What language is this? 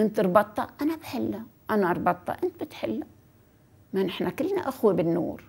Arabic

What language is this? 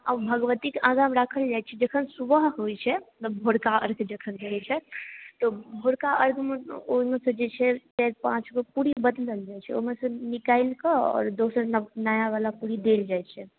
Maithili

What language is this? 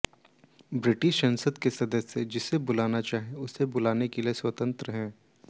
Hindi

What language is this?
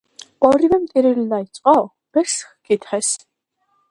Georgian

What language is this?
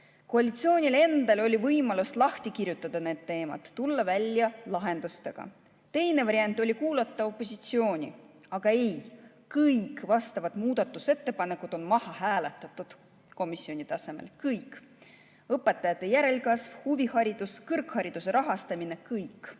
Estonian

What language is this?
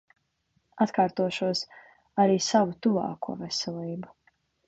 Latvian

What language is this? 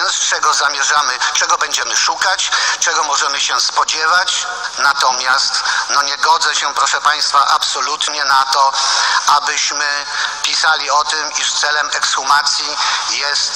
Polish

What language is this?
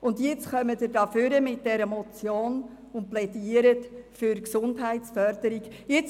Swiss German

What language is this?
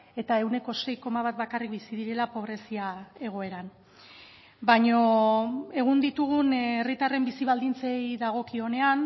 Basque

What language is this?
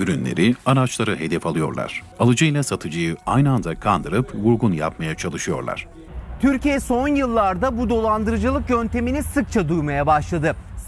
Turkish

